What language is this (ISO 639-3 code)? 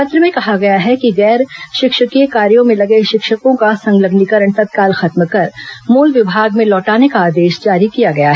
hin